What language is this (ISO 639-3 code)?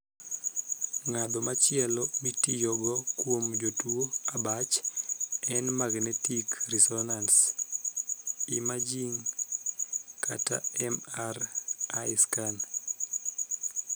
luo